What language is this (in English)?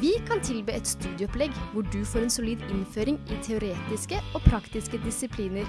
French